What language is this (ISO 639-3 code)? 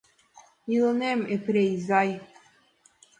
chm